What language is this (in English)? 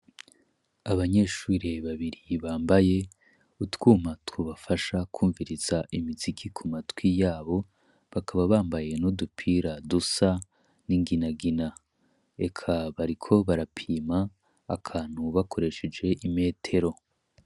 Rundi